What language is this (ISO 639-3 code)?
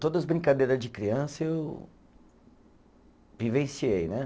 por